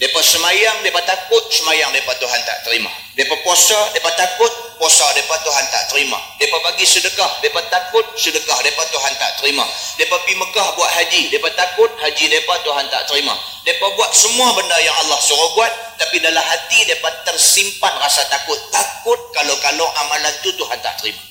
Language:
Malay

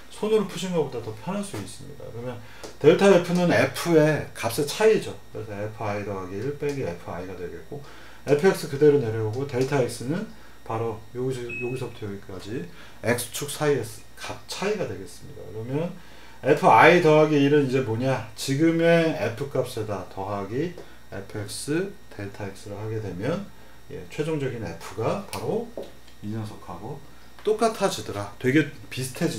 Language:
Korean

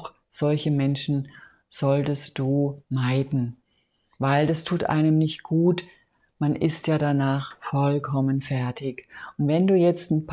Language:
German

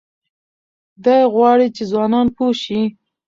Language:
Pashto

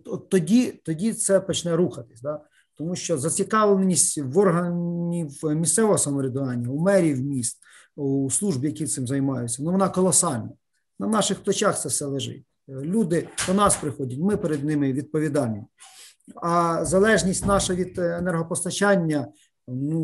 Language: Ukrainian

